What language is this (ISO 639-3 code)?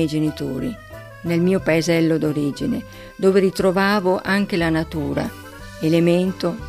ita